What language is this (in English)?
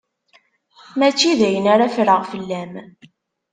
Kabyle